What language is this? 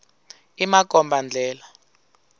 Tsonga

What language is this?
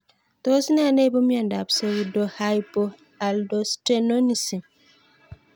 Kalenjin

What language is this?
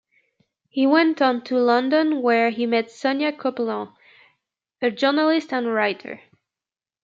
English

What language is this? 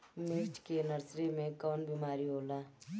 Bhojpuri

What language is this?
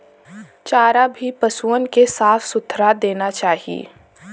Bhojpuri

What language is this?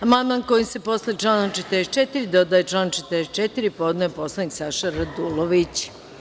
Serbian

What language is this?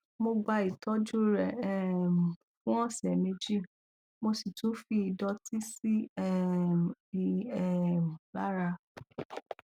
Yoruba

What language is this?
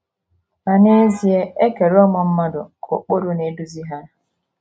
Igbo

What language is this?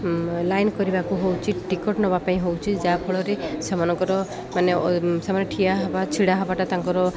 Odia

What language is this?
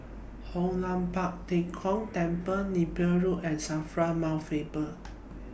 English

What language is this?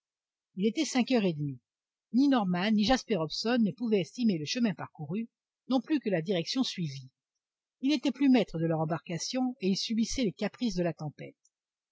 French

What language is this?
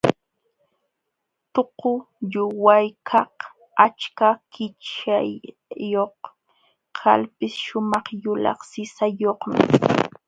Jauja Wanca Quechua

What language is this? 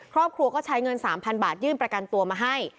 Thai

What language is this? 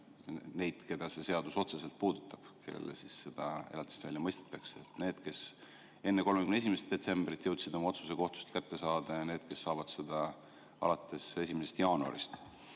Estonian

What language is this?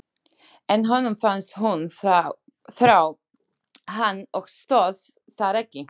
Icelandic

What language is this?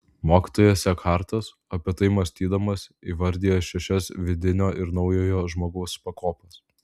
Lithuanian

